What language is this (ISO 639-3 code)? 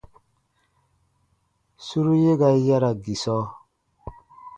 bba